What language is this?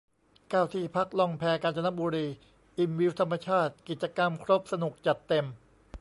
Thai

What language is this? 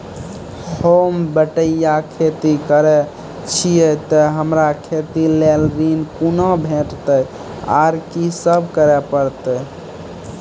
Maithili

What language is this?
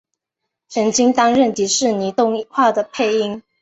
Chinese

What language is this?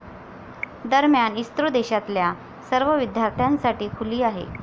Marathi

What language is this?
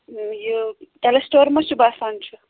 Kashmiri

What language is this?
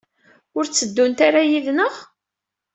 Kabyle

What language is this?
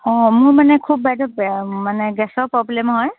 Assamese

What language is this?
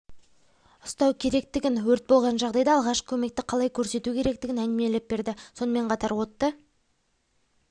Kazakh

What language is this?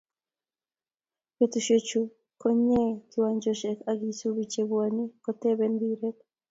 Kalenjin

